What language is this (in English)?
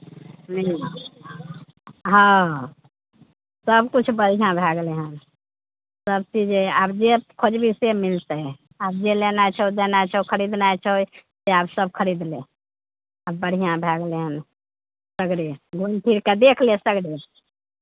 Maithili